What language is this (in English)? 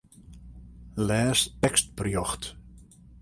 Western Frisian